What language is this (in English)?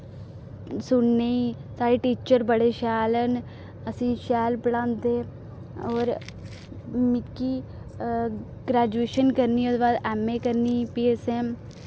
Dogri